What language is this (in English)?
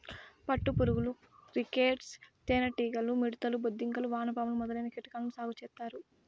Telugu